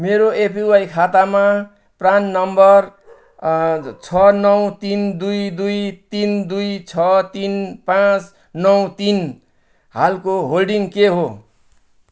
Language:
Nepali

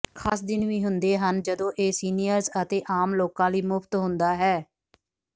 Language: Punjabi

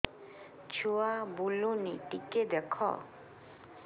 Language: Odia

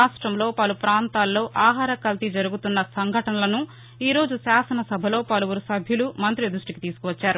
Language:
Telugu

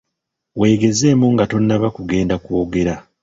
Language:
Ganda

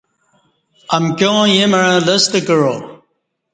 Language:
Kati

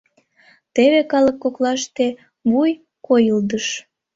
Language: Mari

